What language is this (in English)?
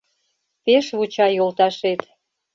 Mari